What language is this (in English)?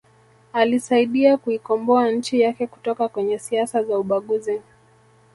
Swahili